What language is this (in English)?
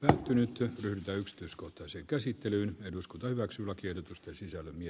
Finnish